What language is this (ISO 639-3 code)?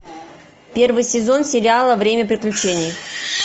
rus